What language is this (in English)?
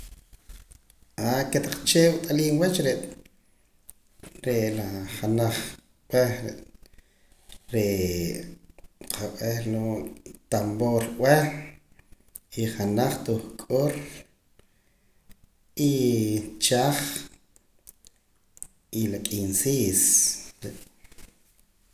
Poqomam